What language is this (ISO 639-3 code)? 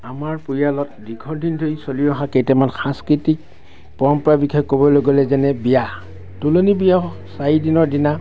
asm